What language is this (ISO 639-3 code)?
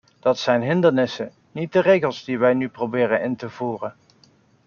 nld